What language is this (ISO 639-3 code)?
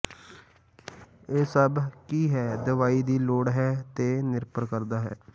pan